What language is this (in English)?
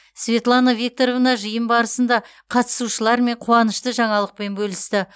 Kazakh